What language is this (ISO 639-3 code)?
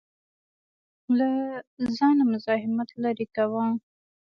pus